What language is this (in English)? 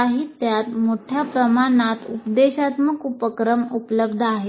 Marathi